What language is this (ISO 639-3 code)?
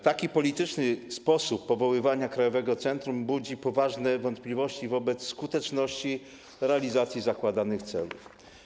pol